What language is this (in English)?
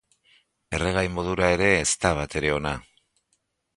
Basque